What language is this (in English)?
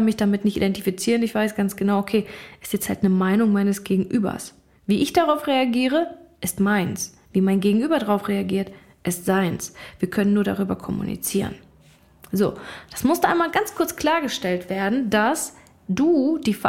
German